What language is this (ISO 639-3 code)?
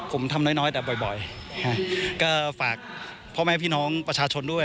tha